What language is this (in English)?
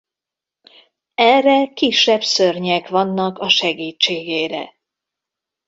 Hungarian